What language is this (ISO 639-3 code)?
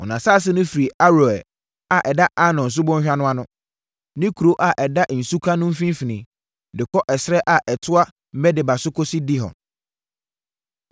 aka